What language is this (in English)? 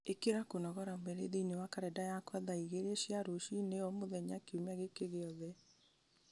Kikuyu